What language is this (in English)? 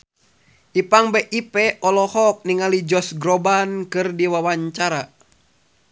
Sundanese